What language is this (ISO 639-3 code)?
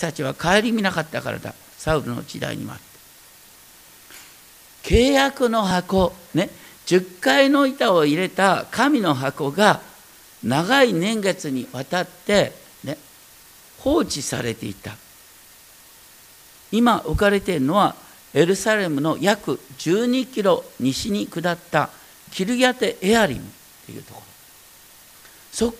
jpn